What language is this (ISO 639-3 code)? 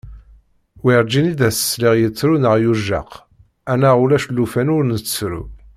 kab